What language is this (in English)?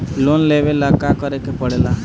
Bhojpuri